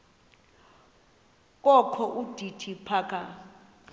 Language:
Xhosa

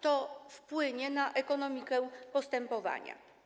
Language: Polish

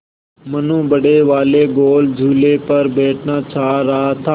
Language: Hindi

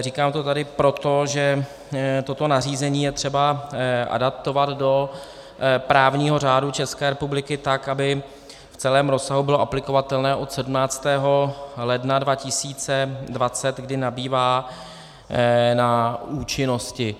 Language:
Czech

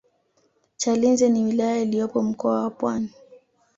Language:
Swahili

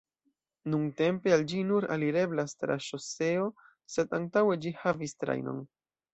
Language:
Esperanto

